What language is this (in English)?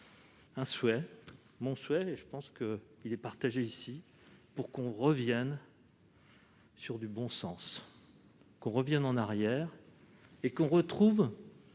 French